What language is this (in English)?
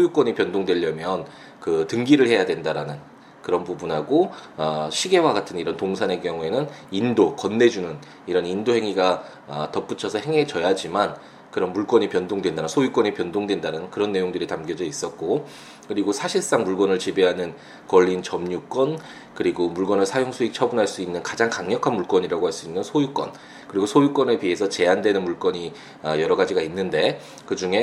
Korean